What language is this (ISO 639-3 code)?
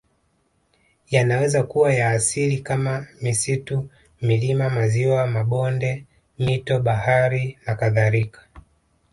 swa